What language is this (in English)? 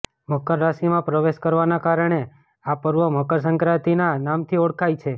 Gujarati